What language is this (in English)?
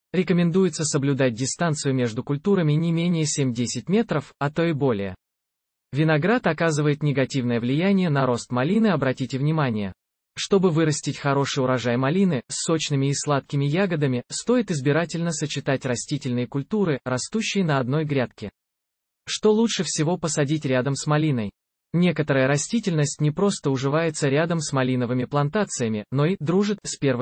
Russian